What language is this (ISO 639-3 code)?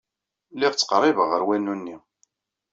kab